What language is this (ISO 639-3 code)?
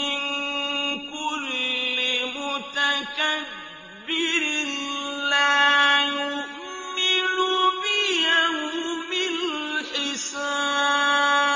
ara